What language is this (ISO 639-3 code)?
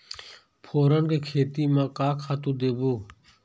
hne